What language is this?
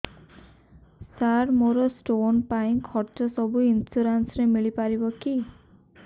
Odia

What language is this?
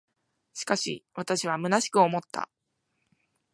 Japanese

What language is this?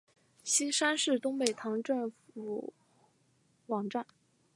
Chinese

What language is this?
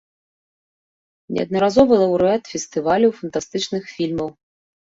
Belarusian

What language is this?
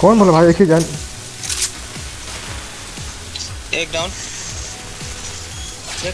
Hindi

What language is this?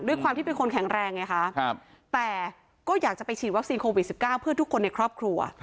Thai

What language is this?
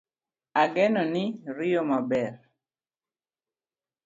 Luo (Kenya and Tanzania)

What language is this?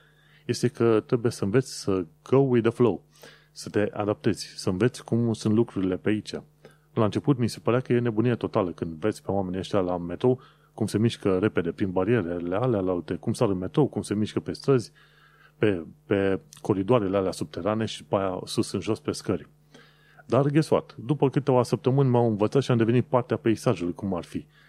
Romanian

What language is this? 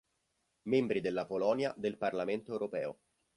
Italian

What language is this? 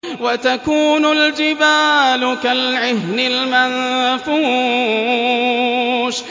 Arabic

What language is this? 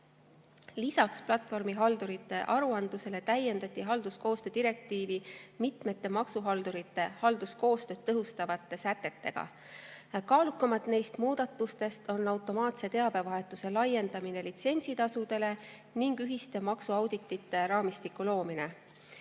Estonian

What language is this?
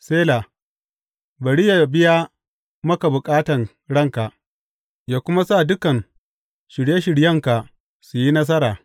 Hausa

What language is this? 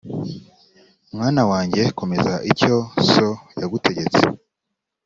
Kinyarwanda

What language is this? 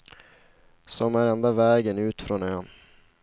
Swedish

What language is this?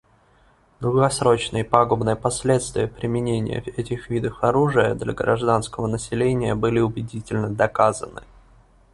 Russian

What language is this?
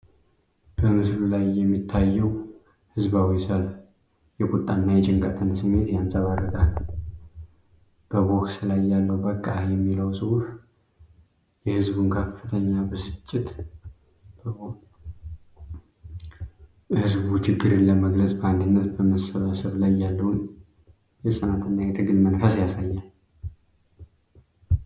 Amharic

